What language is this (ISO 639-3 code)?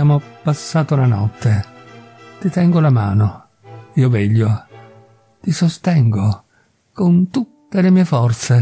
ita